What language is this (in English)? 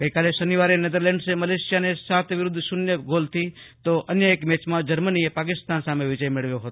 Gujarati